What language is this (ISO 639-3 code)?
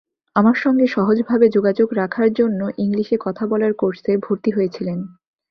ben